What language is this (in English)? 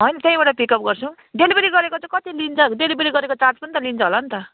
Nepali